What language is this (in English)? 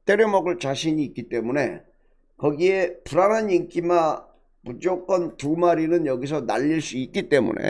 Korean